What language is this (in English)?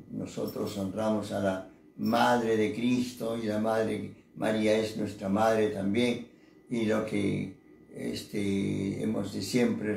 Spanish